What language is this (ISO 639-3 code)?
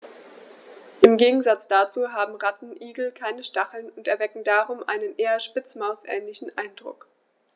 deu